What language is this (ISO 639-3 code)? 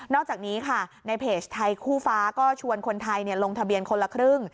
tha